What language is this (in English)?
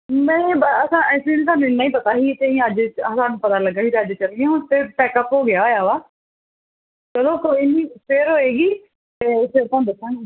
Punjabi